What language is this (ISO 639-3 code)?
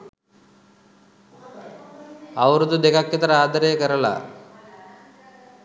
sin